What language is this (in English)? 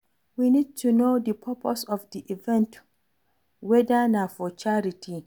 Nigerian Pidgin